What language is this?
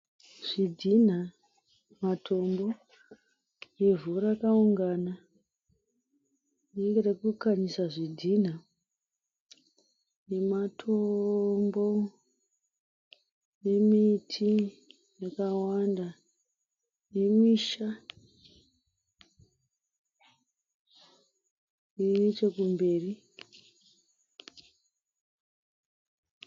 Shona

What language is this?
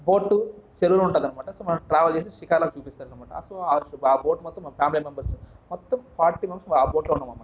Telugu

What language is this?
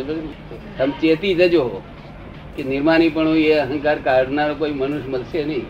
Gujarati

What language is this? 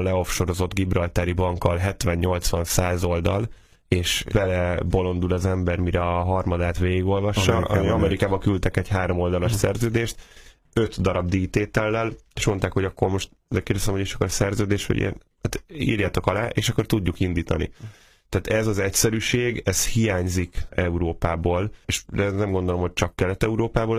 Hungarian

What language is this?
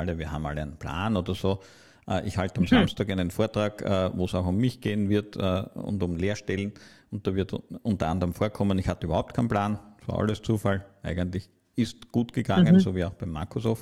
German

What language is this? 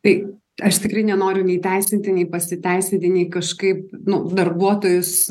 Lithuanian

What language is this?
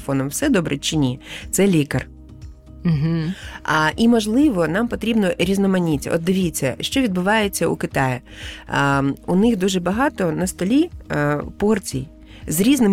Ukrainian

